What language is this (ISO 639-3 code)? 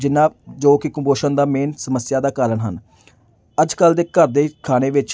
pan